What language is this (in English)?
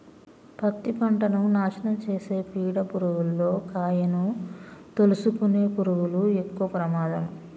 Telugu